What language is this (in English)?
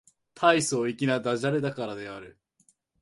Japanese